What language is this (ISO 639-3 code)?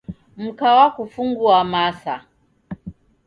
dav